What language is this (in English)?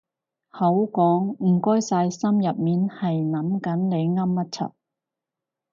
Cantonese